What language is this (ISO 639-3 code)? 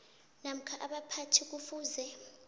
nbl